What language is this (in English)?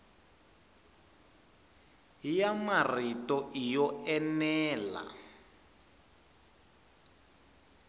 Tsonga